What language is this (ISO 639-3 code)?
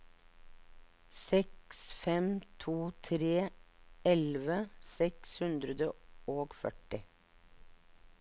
nor